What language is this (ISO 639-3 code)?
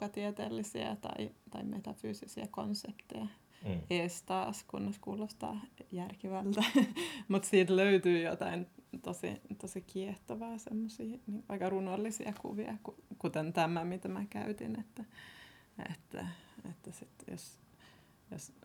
fin